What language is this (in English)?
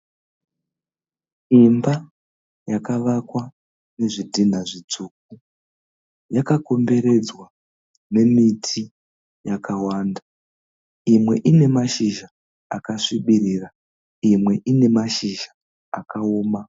Shona